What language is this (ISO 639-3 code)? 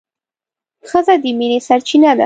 pus